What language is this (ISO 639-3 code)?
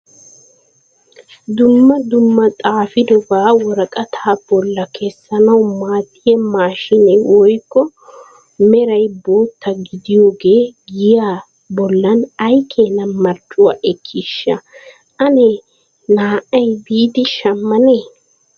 wal